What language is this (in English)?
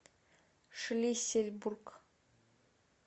Russian